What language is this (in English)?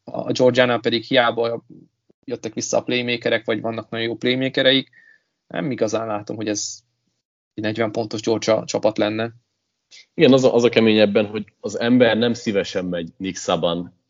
Hungarian